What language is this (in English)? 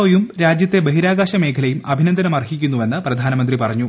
Malayalam